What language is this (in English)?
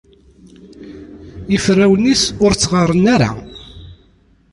Kabyle